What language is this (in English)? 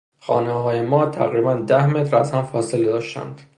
Persian